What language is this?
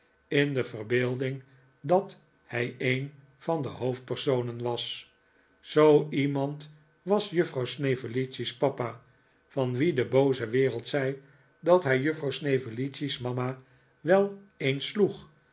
Dutch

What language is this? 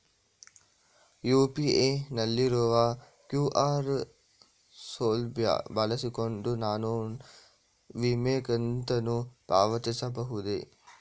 Kannada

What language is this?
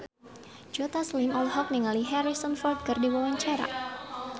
Sundanese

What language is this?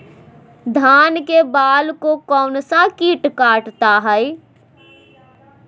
Magahi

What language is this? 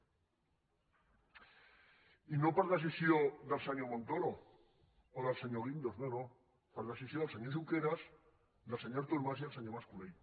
Catalan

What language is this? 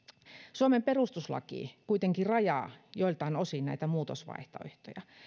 Finnish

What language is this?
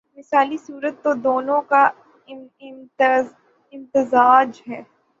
Urdu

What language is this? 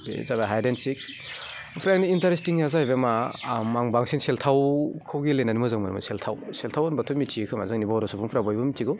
Bodo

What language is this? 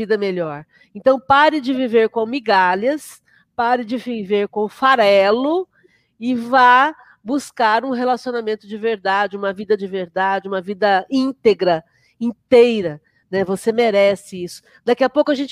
Portuguese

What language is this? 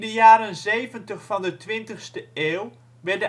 Dutch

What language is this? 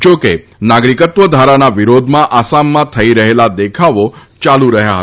Gujarati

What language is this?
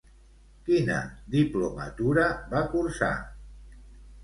Catalan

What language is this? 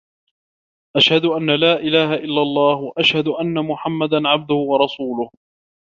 Arabic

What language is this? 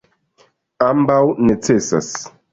Esperanto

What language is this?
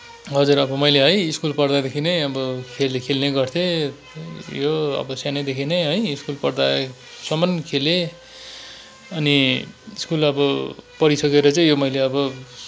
Nepali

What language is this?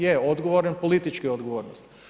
Croatian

